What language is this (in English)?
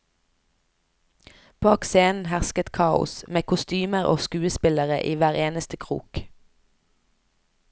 Norwegian